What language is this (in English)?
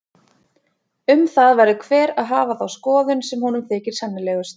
Icelandic